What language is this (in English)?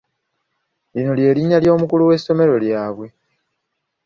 Ganda